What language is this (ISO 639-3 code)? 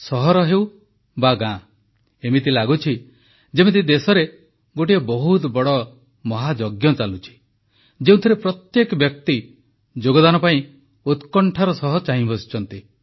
ori